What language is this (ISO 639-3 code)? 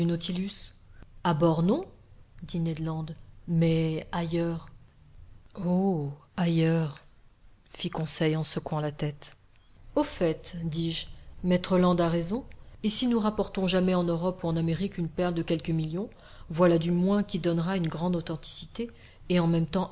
fra